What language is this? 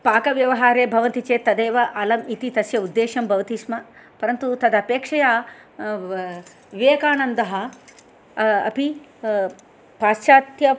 Sanskrit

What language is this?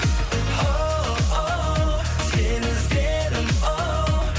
Kazakh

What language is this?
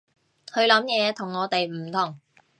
Cantonese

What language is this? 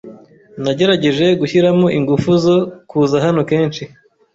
Kinyarwanda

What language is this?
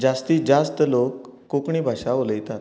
Konkani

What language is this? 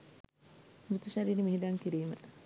Sinhala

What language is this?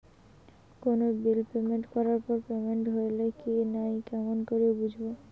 Bangla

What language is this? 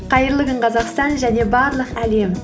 Kazakh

